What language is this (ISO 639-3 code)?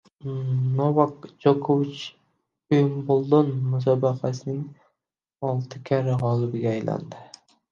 uzb